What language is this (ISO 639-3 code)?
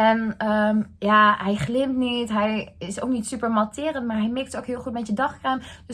nld